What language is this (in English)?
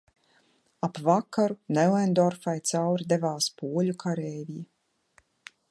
Latvian